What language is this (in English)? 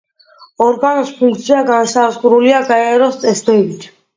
Georgian